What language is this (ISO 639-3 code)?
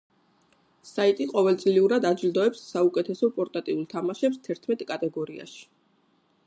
kat